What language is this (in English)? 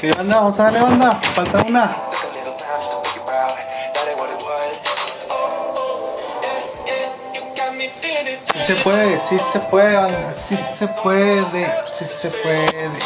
Spanish